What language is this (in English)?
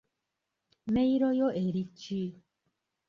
Ganda